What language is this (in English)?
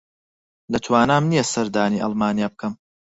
Central Kurdish